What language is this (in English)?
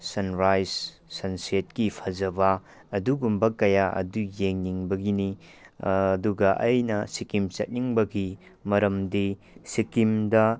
Manipuri